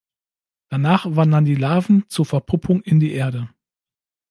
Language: German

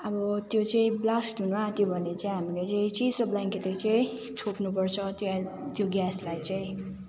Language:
Nepali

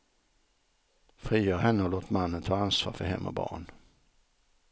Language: Swedish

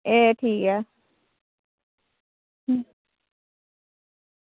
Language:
Dogri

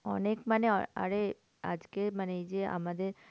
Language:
Bangla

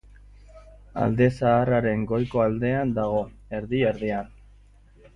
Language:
Basque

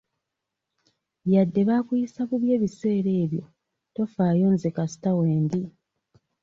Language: Ganda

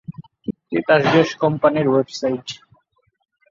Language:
Bangla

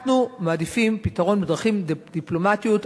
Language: Hebrew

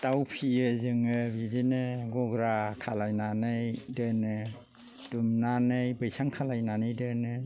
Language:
Bodo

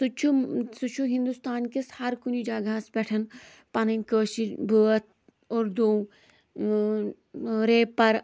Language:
Kashmiri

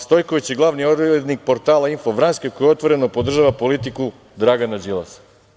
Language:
Serbian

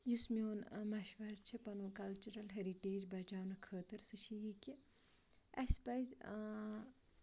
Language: Kashmiri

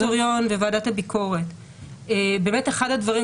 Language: Hebrew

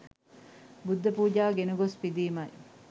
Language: Sinhala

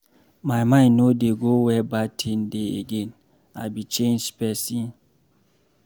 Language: Nigerian Pidgin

